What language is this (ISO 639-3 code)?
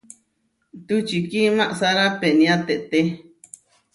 var